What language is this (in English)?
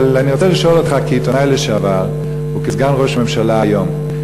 Hebrew